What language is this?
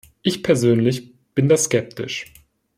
German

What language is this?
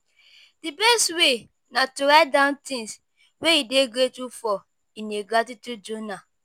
Nigerian Pidgin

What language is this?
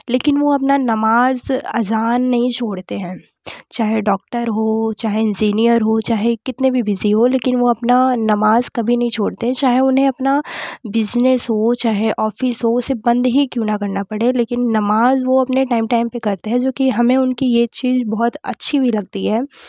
Hindi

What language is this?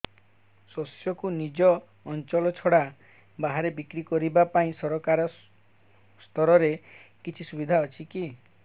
Odia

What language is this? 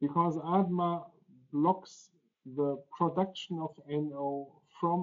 Polish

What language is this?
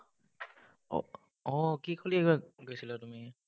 Assamese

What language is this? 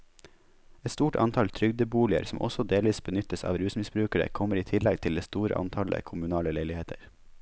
Norwegian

